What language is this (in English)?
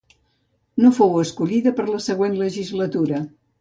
Catalan